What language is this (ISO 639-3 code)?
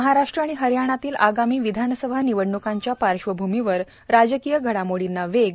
mar